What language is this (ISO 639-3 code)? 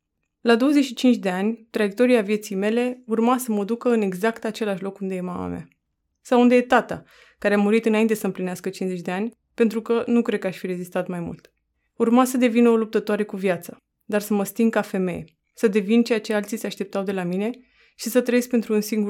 ron